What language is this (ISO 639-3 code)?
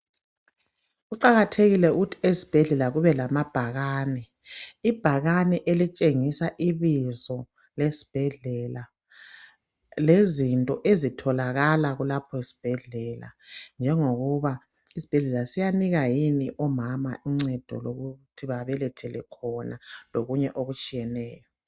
nde